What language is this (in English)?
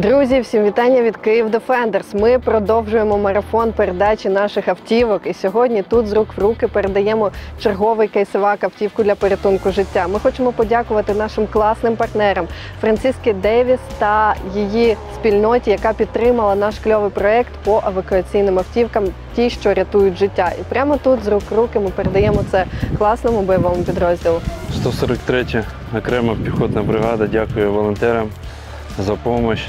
Ukrainian